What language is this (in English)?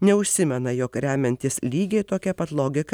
Lithuanian